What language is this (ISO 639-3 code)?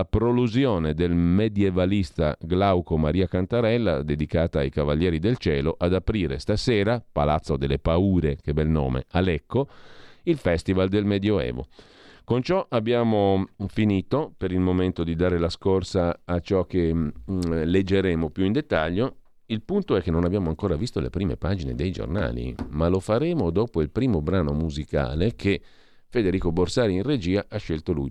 ita